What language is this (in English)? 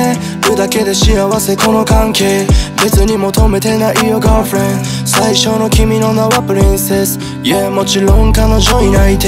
Japanese